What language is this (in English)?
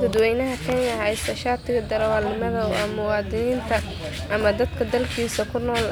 Somali